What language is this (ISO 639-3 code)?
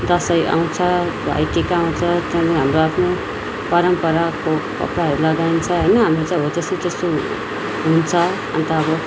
nep